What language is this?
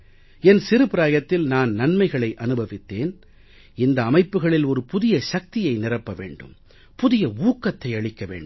Tamil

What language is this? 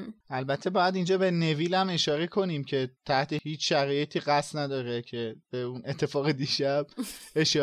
Persian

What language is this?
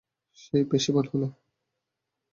Bangla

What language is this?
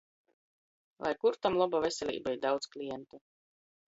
Latgalian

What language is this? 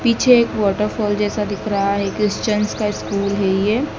Hindi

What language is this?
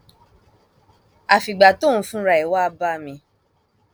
Yoruba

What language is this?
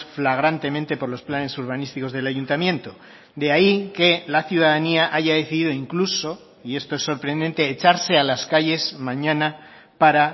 Spanish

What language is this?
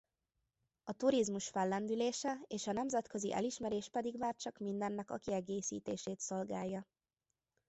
Hungarian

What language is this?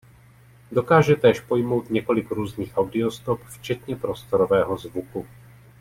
Czech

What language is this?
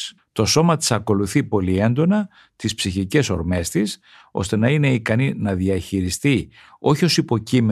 Greek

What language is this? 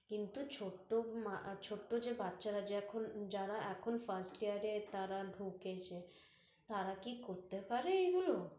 Bangla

